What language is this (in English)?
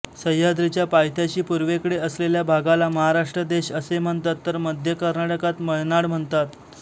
Marathi